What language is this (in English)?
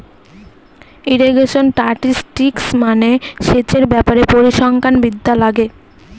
Bangla